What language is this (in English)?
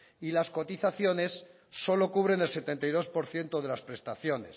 Spanish